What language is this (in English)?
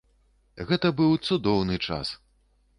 Belarusian